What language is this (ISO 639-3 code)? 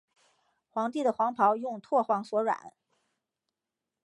zho